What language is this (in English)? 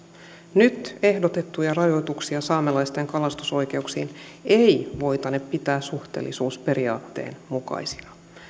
Finnish